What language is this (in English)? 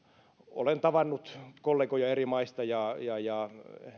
Finnish